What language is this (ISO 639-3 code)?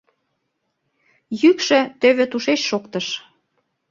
chm